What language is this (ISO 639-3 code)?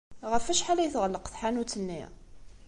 kab